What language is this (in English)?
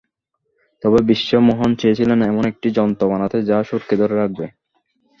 Bangla